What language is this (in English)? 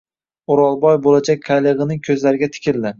Uzbek